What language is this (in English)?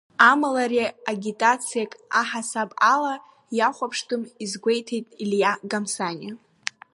Abkhazian